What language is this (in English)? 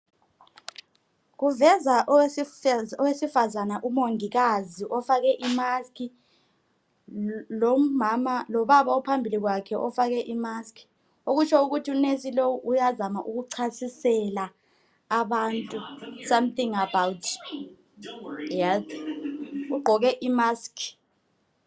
North Ndebele